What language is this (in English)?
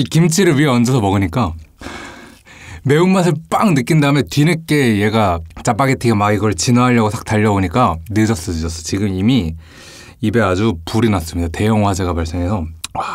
Korean